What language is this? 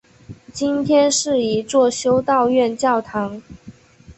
Chinese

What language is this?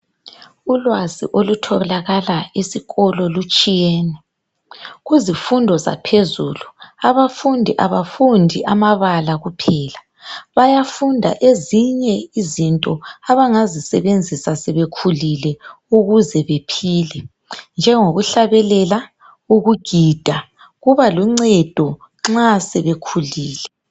North Ndebele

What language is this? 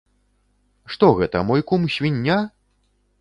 Belarusian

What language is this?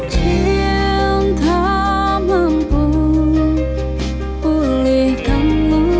Indonesian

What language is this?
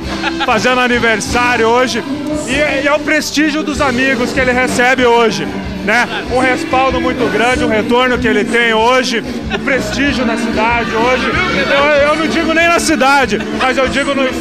Portuguese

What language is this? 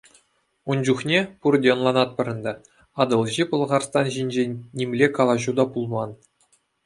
Chuvash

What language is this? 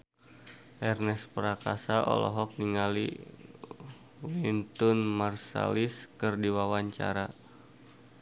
Sundanese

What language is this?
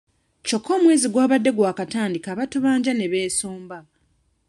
Ganda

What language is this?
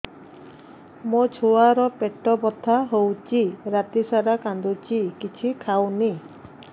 Odia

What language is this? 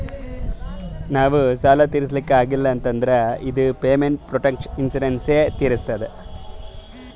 Kannada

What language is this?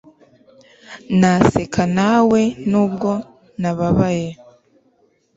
Kinyarwanda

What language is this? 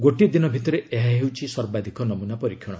Odia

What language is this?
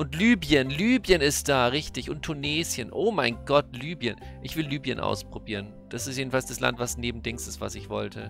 German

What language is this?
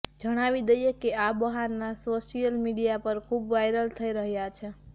Gujarati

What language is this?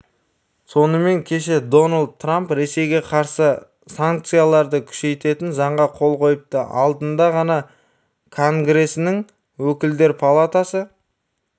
Kazakh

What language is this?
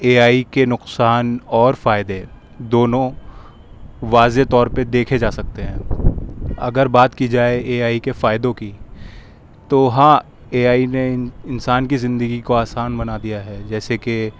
Urdu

